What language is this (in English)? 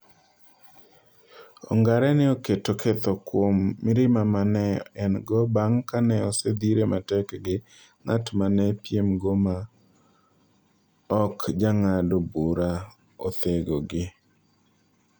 Luo (Kenya and Tanzania)